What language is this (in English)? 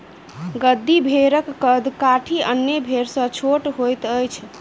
Maithili